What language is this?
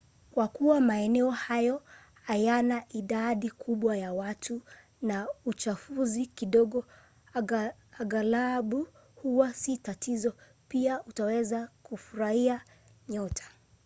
Swahili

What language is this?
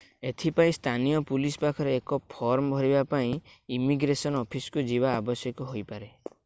Odia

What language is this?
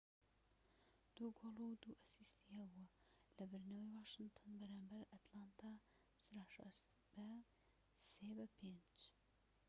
Central Kurdish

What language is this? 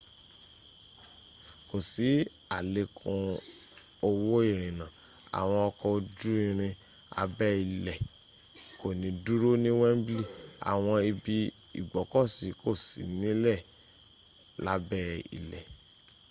Yoruba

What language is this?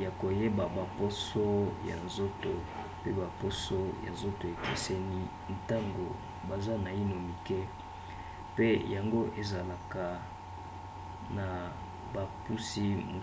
Lingala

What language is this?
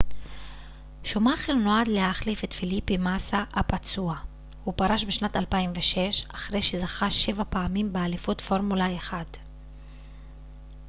Hebrew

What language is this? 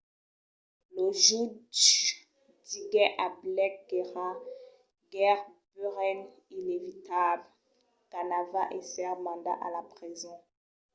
Occitan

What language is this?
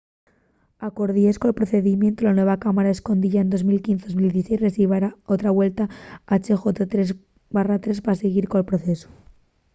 Asturian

